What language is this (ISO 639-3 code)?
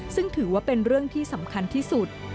tha